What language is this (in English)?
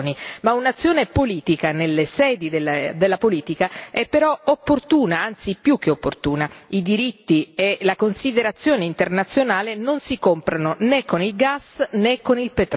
Italian